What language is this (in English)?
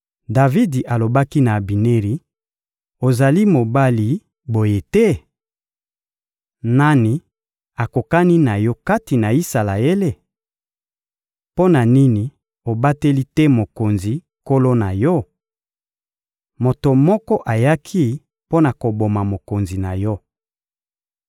Lingala